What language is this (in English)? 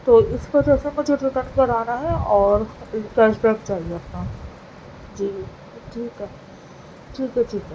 Urdu